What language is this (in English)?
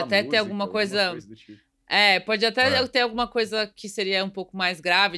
Portuguese